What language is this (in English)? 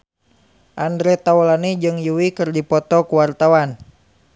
Sundanese